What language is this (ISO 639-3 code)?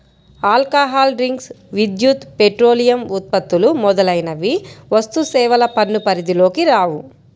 tel